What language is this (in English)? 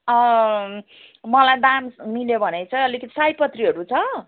Nepali